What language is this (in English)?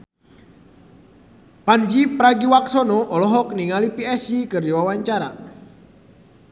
Sundanese